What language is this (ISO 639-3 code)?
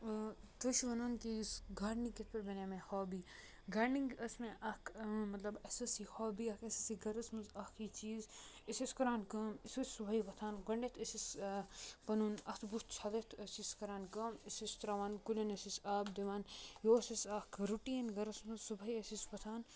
kas